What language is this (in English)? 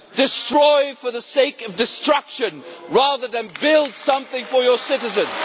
English